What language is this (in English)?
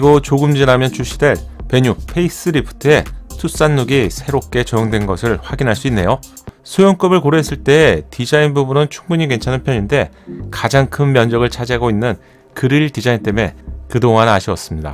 Korean